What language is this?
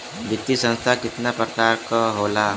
Bhojpuri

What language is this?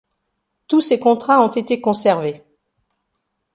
French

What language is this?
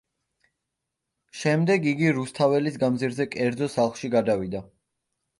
Georgian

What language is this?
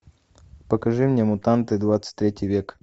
Russian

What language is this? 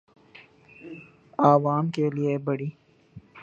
Urdu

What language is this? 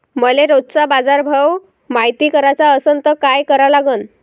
Marathi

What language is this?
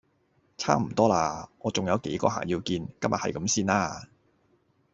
Cantonese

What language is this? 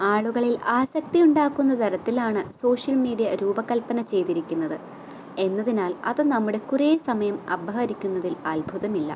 Malayalam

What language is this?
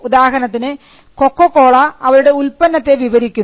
Malayalam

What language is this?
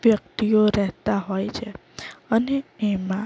Gujarati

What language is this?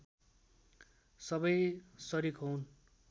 Nepali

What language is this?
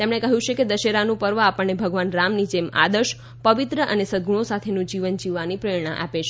Gujarati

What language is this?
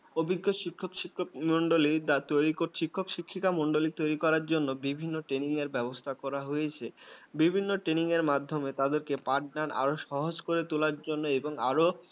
Bangla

